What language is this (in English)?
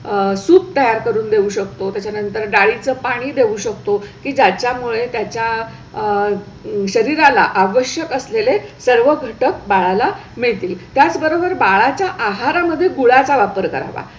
Marathi